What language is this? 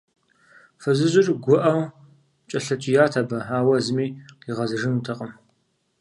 Kabardian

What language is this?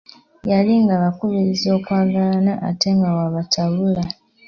Ganda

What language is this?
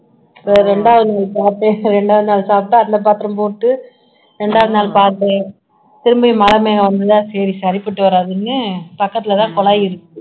Tamil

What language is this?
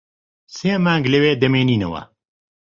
Central Kurdish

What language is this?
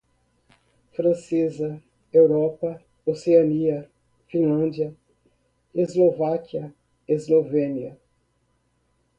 Portuguese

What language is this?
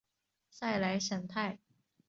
Chinese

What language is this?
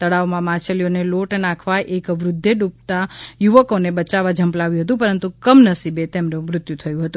Gujarati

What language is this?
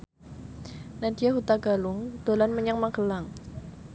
Javanese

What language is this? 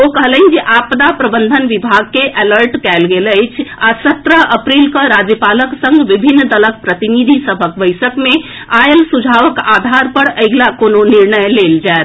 Maithili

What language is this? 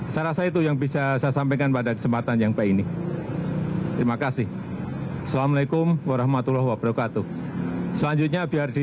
Indonesian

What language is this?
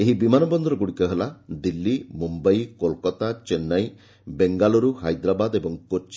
Odia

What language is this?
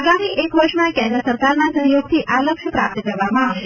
Gujarati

